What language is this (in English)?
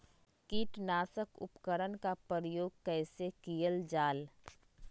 Magahi